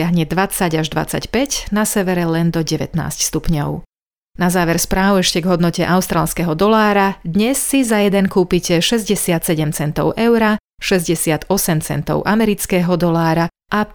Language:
Slovak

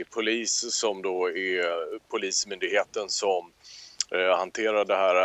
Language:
Swedish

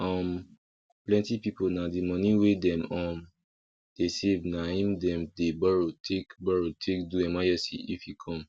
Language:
Nigerian Pidgin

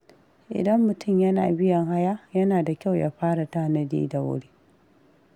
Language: Hausa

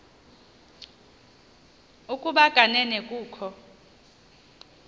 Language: Xhosa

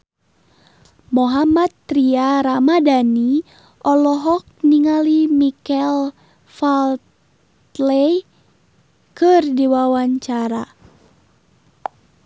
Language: Sundanese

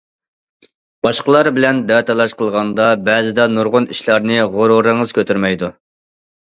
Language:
Uyghur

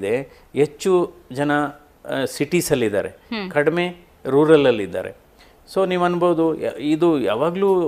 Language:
Kannada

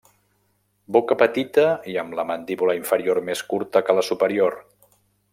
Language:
Catalan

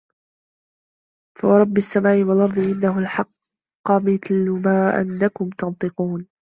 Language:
Arabic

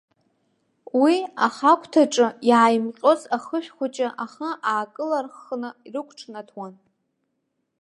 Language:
Abkhazian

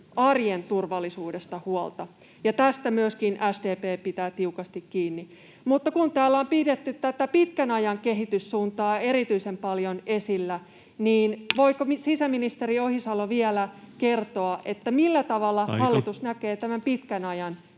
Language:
Finnish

